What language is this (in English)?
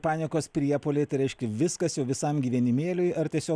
Lithuanian